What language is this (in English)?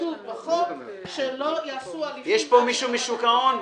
Hebrew